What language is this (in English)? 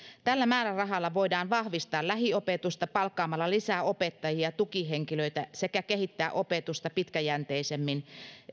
Finnish